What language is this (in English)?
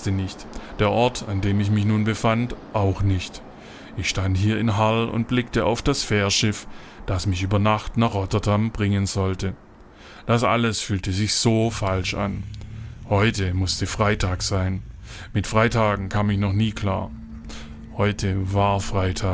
German